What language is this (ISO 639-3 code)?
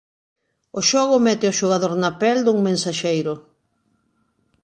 glg